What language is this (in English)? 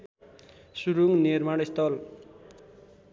Nepali